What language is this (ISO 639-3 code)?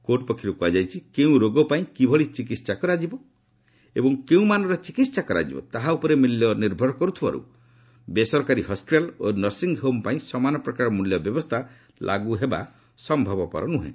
ori